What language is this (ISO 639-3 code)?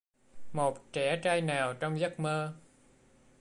vie